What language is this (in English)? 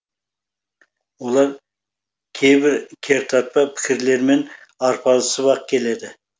Kazakh